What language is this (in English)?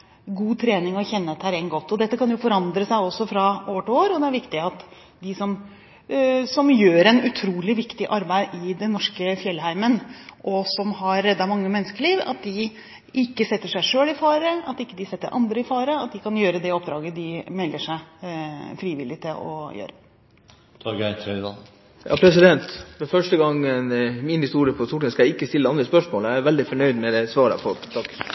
Norwegian